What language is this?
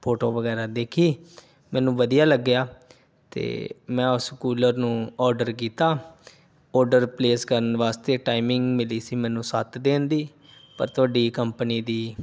Punjabi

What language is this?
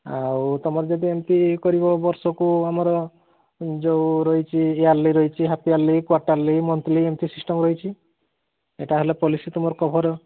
Odia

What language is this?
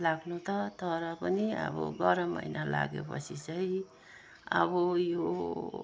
Nepali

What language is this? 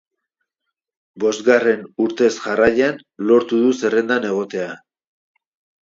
Basque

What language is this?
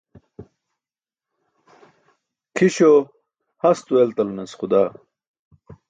Burushaski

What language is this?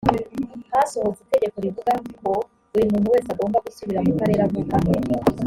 Kinyarwanda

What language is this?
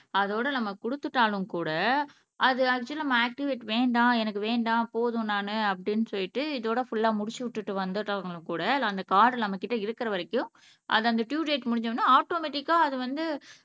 Tamil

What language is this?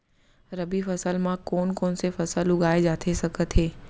Chhattisgarhi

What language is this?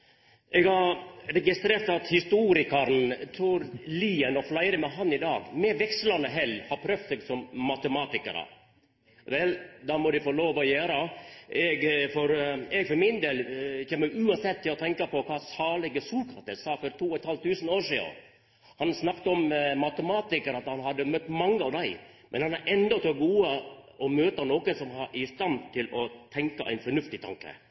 Norwegian Nynorsk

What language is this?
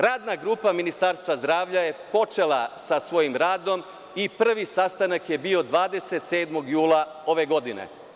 Serbian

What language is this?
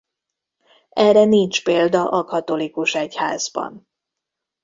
Hungarian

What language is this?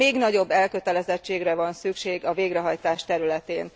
Hungarian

